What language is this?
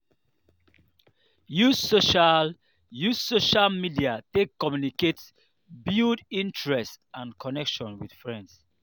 Nigerian Pidgin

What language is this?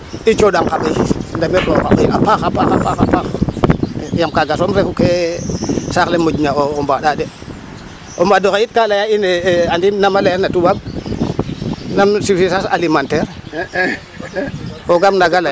Serer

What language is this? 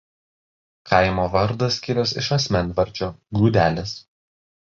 Lithuanian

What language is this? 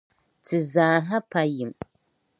Dagbani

